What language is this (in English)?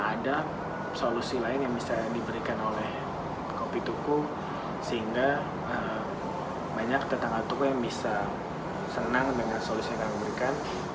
Indonesian